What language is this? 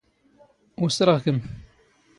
Standard Moroccan Tamazight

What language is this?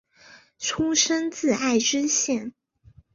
Chinese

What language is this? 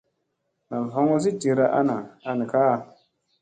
Musey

